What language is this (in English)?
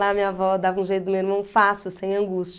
Portuguese